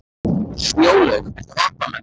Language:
Icelandic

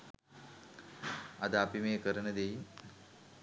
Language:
Sinhala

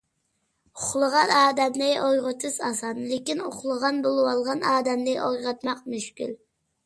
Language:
Uyghur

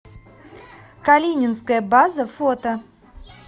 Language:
Russian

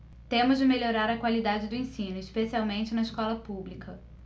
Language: Portuguese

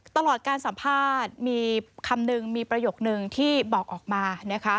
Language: Thai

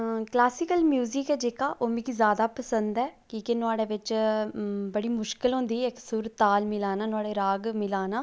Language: Dogri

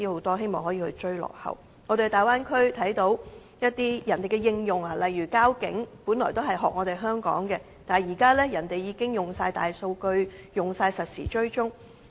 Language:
Cantonese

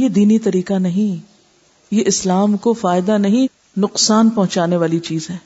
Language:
Urdu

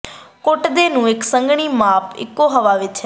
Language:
Punjabi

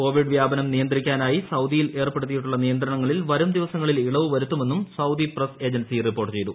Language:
Malayalam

